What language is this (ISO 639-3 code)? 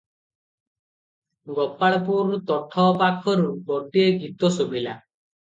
ori